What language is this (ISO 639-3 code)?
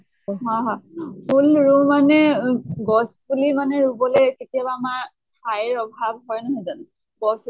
asm